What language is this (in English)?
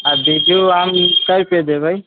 Maithili